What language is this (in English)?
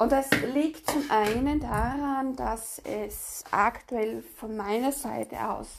German